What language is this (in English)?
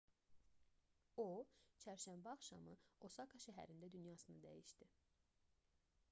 Azerbaijani